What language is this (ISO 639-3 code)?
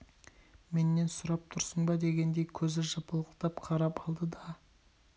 kaz